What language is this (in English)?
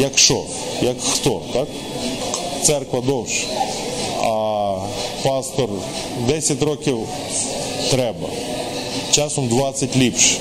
Ukrainian